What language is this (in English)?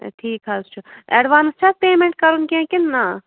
Kashmiri